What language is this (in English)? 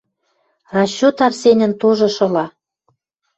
Western Mari